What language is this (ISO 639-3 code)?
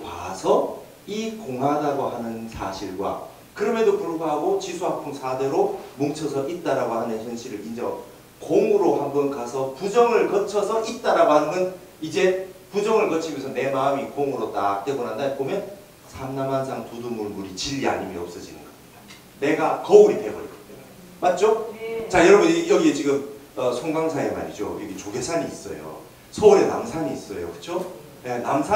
kor